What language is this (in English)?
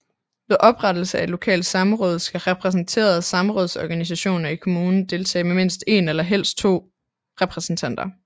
Danish